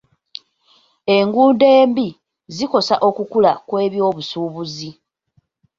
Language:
Ganda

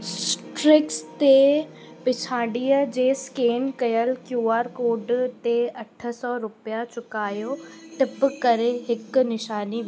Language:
Sindhi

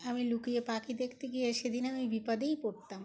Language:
Bangla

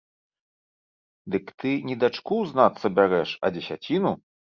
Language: Belarusian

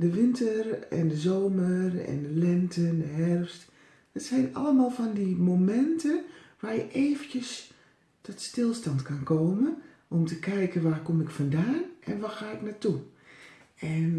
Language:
Dutch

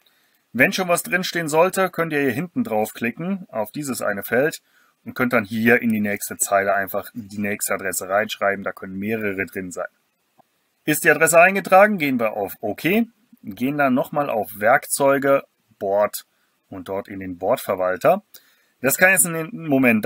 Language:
German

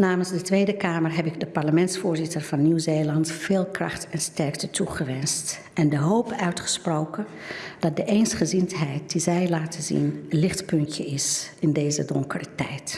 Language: Dutch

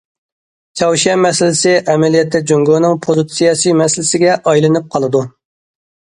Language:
Uyghur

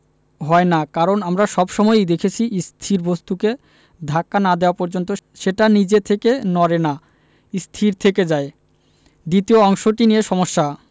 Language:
Bangla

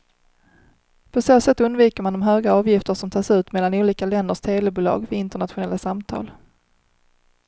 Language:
Swedish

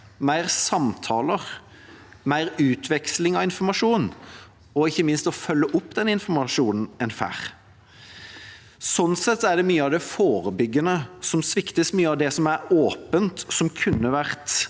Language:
Norwegian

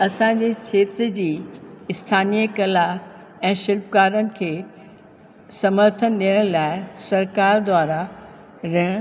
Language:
Sindhi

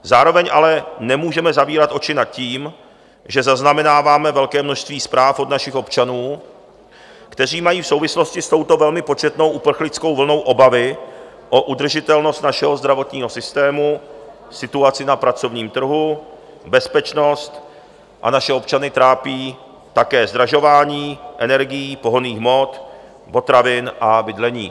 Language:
Czech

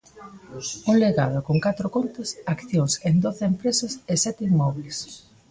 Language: Galician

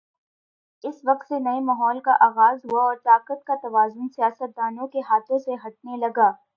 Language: Urdu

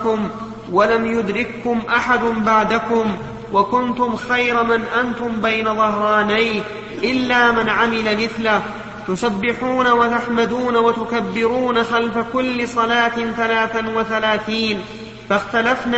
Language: Arabic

